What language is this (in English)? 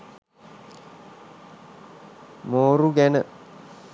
Sinhala